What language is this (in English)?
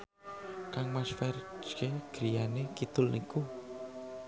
Javanese